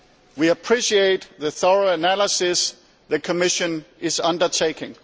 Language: English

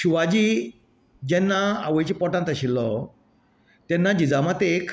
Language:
Konkani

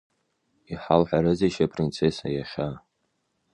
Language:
Abkhazian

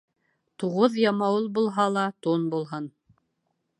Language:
Bashkir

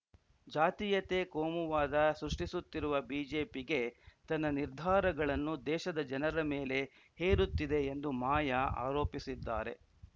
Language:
Kannada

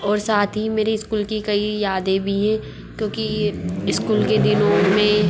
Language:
Hindi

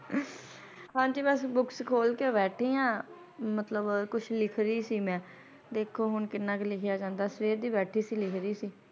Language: Punjabi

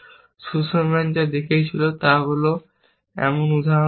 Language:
Bangla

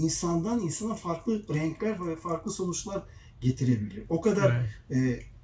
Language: Turkish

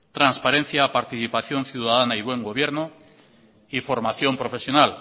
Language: Spanish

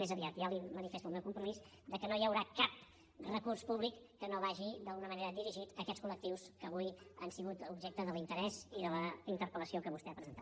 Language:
Catalan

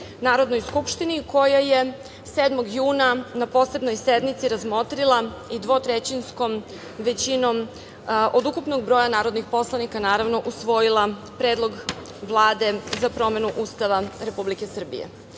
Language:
Serbian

